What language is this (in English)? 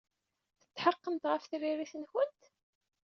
Kabyle